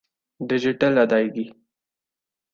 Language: Urdu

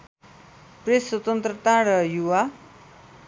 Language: Nepali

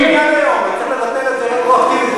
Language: Hebrew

